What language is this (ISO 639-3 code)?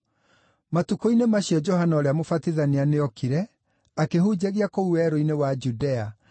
kik